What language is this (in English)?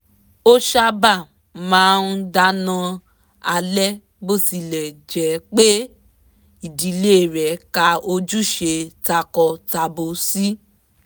Yoruba